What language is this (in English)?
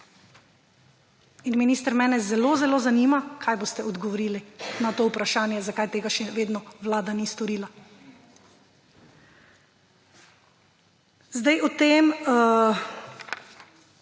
Slovenian